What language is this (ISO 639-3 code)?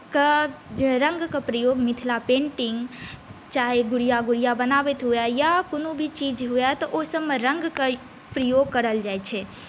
mai